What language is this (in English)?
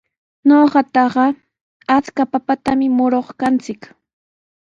Sihuas Ancash Quechua